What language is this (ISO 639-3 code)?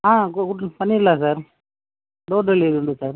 tam